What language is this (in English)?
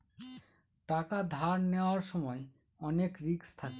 Bangla